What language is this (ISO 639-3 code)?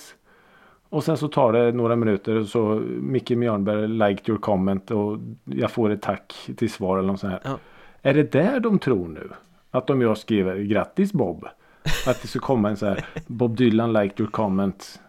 swe